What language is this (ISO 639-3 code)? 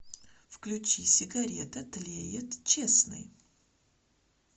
rus